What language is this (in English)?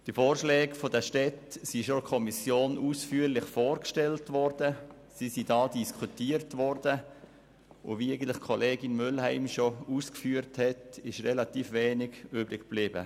Swiss German